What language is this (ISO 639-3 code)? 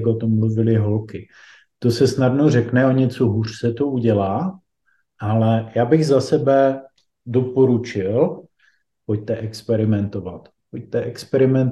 ces